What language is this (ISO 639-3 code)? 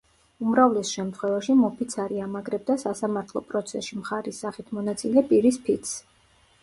kat